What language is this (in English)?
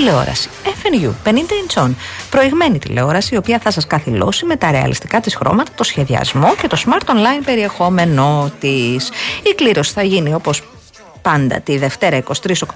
Greek